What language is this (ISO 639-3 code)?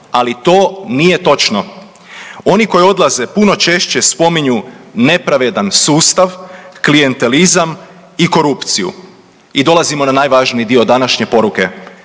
hrv